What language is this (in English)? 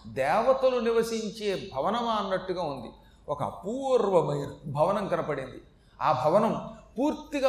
Telugu